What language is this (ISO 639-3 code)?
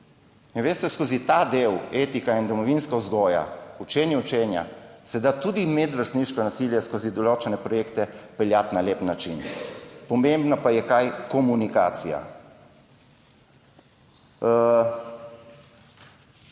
slv